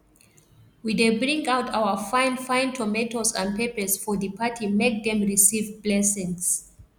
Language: Nigerian Pidgin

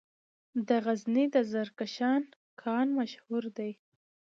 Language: Pashto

